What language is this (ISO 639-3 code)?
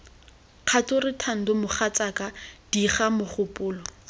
tsn